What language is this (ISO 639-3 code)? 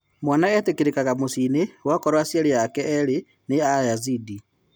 kik